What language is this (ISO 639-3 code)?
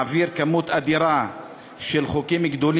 heb